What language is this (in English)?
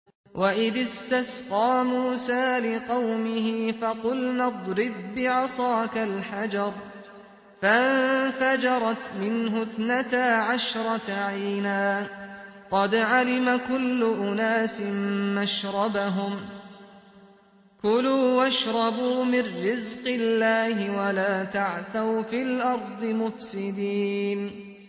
Arabic